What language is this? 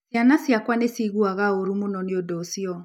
Kikuyu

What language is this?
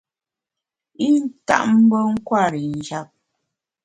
Bamun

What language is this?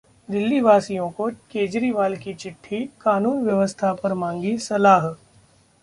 Hindi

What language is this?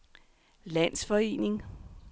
Danish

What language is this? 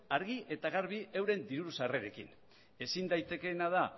Basque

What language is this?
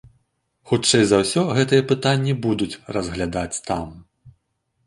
Belarusian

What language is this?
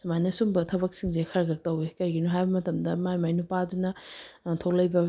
Manipuri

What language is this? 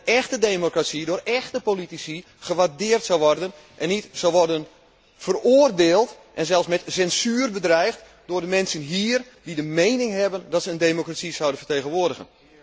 Dutch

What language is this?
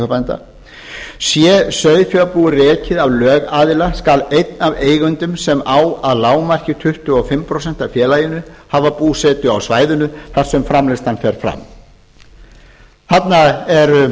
Icelandic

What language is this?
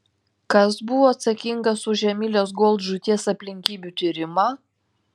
Lithuanian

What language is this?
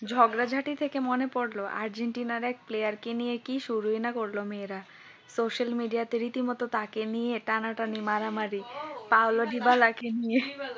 Bangla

